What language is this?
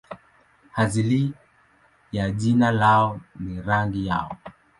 Swahili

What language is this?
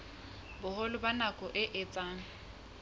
Southern Sotho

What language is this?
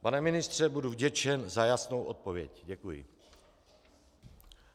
Czech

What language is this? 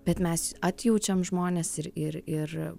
Lithuanian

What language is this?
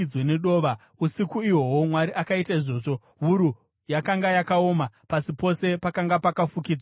Shona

